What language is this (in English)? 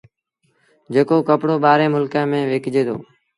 Sindhi Bhil